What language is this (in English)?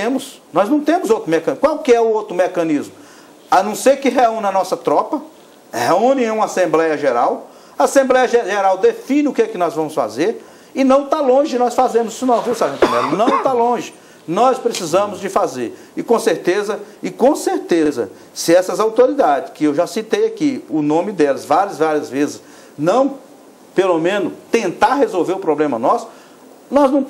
Portuguese